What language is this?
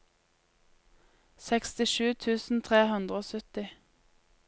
Norwegian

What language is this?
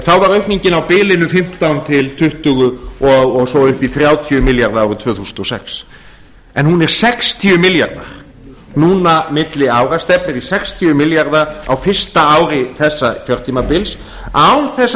Icelandic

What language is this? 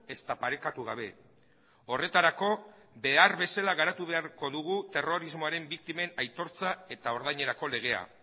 Basque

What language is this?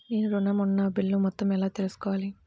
Telugu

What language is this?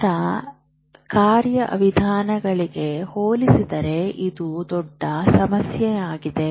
Kannada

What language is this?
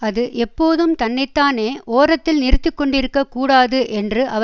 Tamil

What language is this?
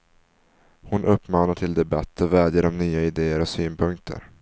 Swedish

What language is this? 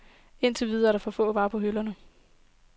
Danish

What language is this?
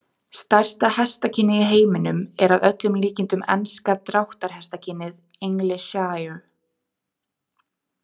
Icelandic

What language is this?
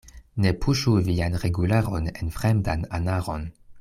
Esperanto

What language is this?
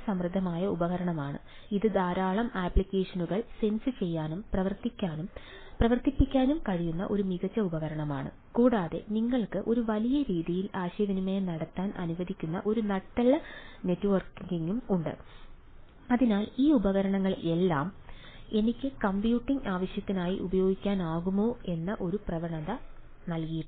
Malayalam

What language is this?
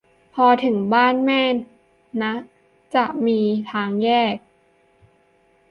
Thai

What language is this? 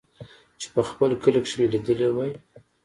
Pashto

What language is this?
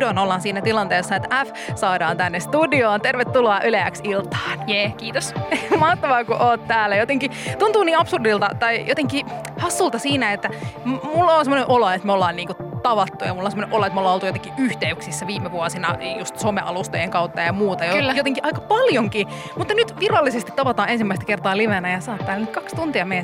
Finnish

